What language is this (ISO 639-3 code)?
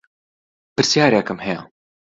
ckb